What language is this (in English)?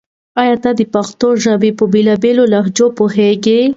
Pashto